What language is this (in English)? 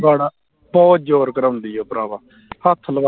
Punjabi